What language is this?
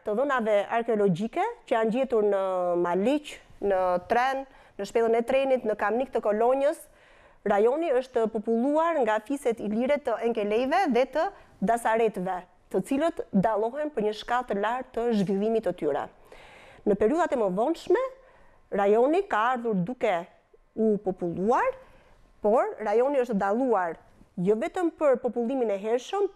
Romanian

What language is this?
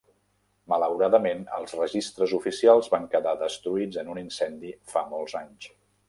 Catalan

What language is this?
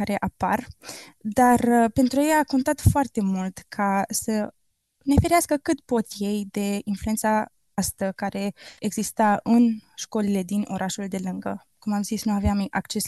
Romanian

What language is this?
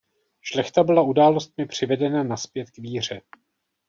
Czech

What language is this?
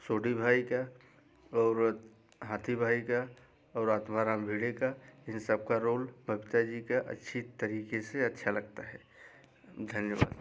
Hindi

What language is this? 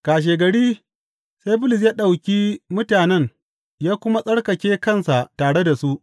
Hausa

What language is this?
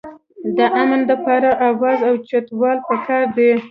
Pashto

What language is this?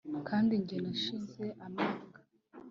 Kinyarwanda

